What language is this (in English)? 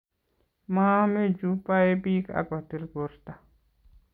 Kalenjin